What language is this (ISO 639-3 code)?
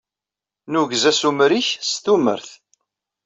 kab